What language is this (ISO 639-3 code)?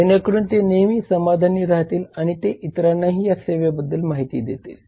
mar